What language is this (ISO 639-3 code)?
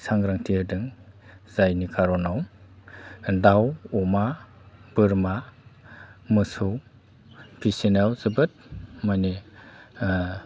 brx